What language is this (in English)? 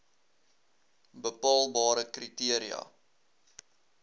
Afrikaans